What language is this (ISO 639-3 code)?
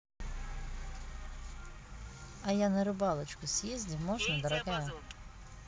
rus